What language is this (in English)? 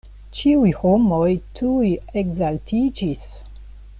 Esperanto